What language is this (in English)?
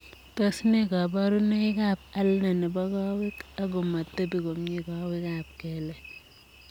Kalenjin